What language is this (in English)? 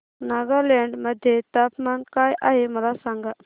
Marathi